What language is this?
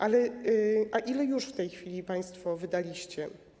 Polish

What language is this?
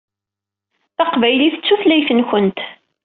Kabyle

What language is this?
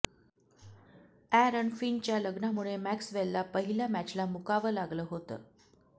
Marathi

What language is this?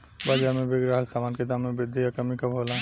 Bhojpuri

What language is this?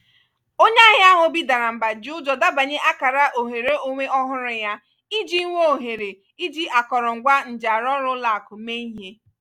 Igbo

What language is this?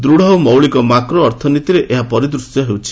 Odia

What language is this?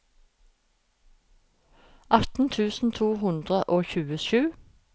Norwegian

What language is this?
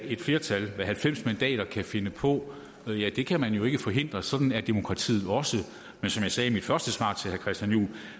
Danish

